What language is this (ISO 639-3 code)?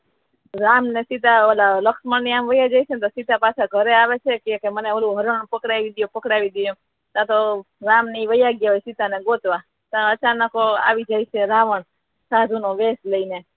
guj